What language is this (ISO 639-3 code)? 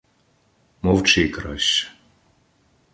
ukr